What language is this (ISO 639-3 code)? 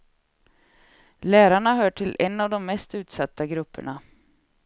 swe